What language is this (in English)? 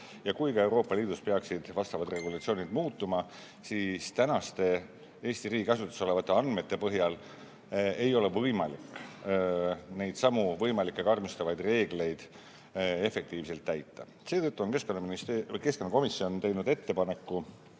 Estonian